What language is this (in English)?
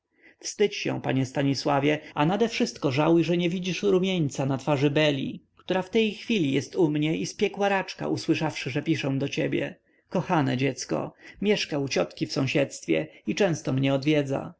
Polish